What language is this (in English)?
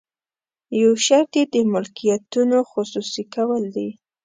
Pashto